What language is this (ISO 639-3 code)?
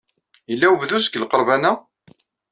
kab